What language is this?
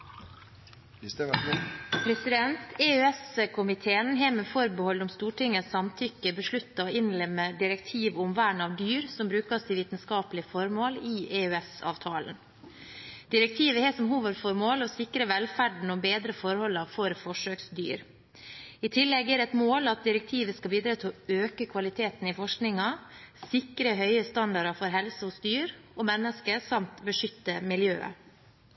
Norwegian Bokmål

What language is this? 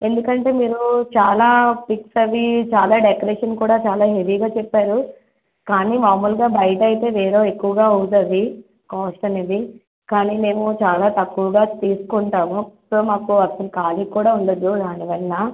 Telugu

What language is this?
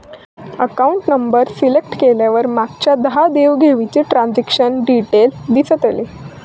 Marathi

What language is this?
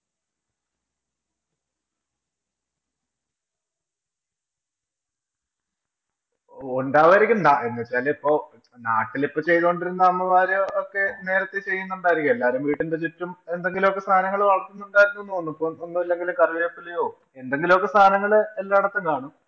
Malayalam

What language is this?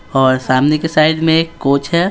Hindi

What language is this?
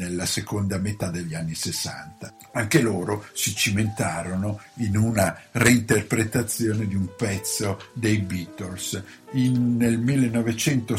Italian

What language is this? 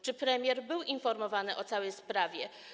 Polish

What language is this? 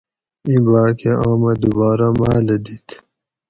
Gawri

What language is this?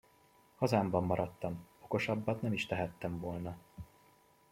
Hungarian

